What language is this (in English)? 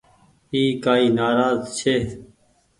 Goaria